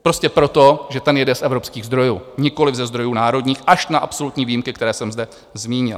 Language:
Czech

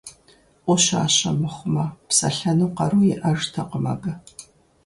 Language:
Kabardian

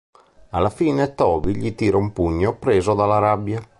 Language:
Italian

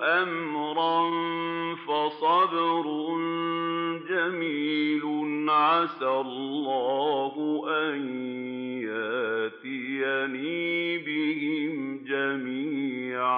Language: Arabic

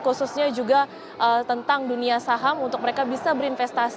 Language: Indonesian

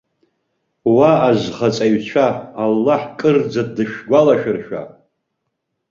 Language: Abkhazian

